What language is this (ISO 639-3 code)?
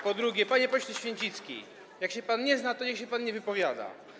pol